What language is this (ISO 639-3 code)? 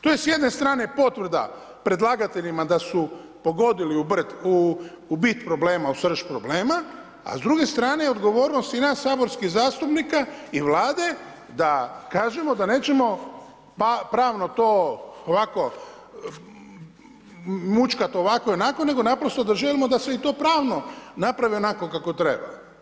hrv